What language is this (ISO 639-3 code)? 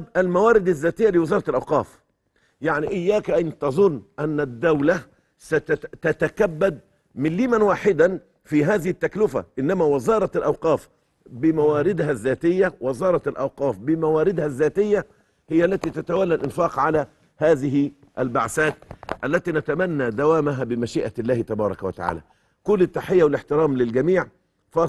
ara